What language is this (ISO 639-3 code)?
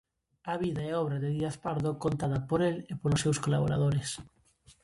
glg